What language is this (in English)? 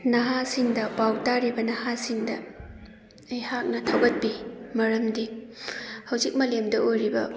Manipuri